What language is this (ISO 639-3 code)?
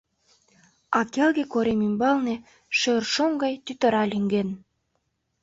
chm